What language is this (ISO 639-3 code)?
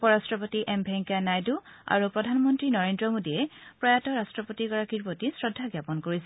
asm